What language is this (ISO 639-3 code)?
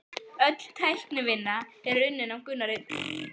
isl